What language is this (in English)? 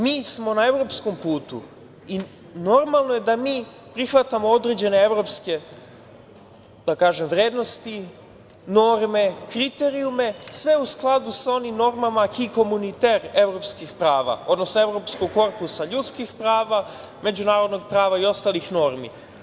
Serbian